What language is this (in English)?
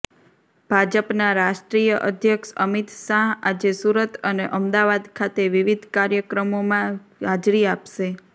Gujarati